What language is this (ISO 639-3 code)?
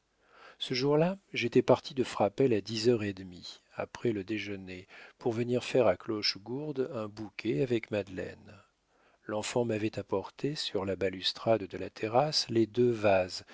fra